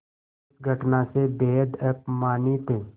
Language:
Hindi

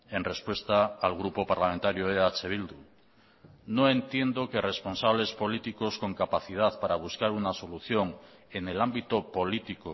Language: Spanish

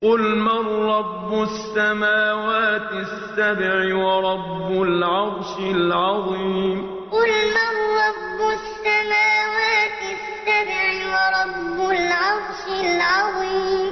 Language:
Arabic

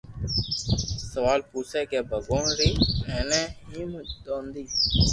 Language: Loarki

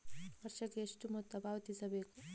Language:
Kannada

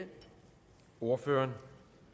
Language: Danish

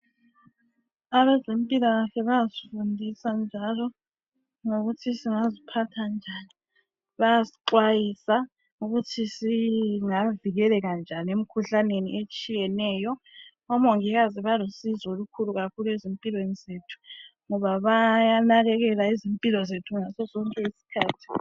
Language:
North Ndebele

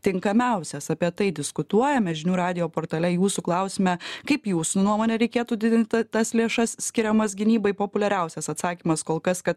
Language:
Lithuanian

